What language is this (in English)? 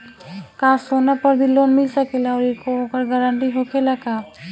Bhojpuri